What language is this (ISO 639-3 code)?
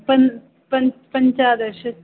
san